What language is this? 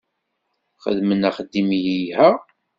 Kabyle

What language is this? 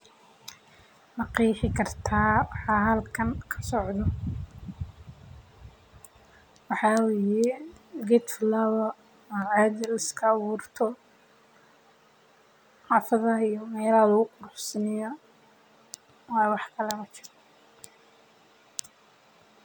Somali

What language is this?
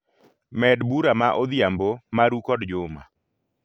Luo (Kenya and Tanzania)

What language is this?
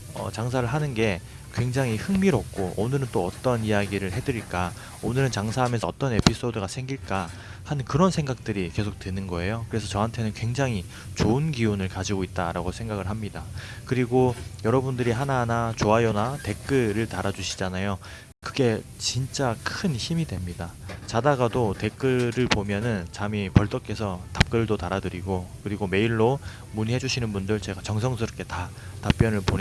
Korean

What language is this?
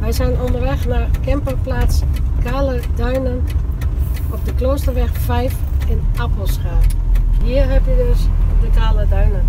Dutch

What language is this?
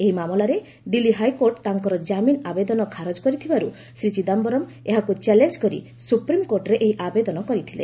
Odia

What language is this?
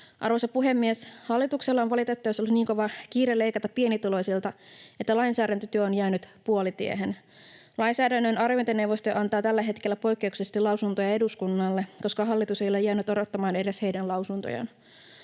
Finnish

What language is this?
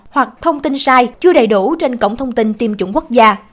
Vietnamese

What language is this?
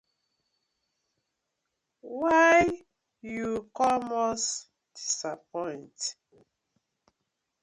Nigerian Pidgin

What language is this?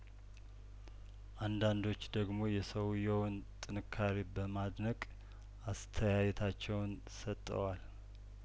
Amharic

